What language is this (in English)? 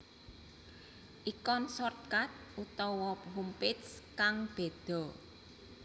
Javanese